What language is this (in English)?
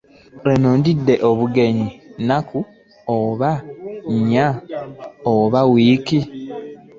Ganda